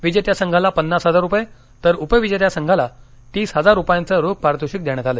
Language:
Marathi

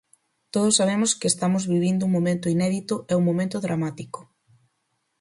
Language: Galician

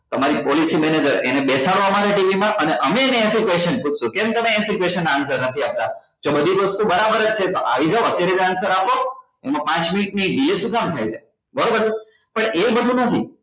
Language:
Gujarati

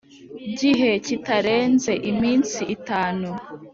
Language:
Kinyarwanda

